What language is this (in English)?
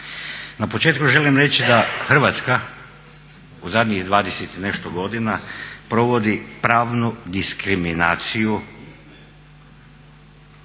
Croatian